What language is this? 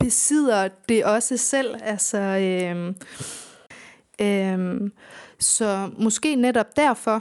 Danish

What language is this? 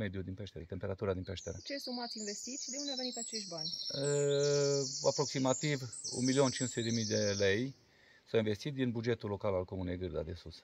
Romanian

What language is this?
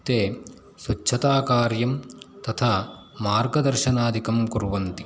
Sanskrit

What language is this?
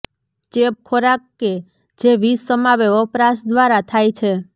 Gujarati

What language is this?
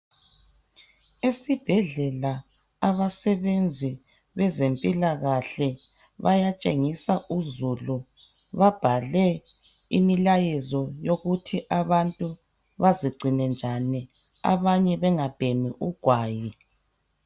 North Ndebele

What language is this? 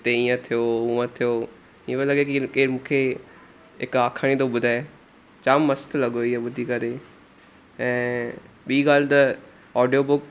Sindhi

